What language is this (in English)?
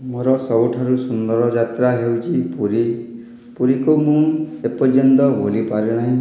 Odia